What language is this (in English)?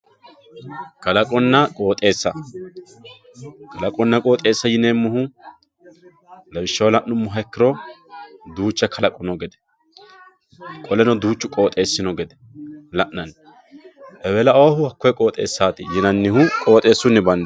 Sidamo